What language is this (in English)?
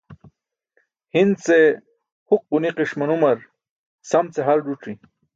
Burushaski